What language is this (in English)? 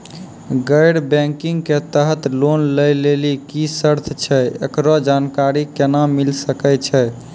Maithili